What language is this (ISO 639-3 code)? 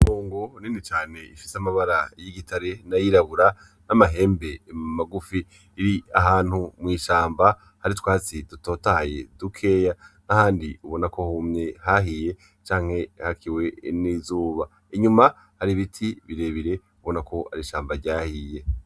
run